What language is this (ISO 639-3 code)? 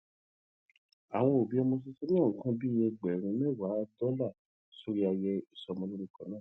yor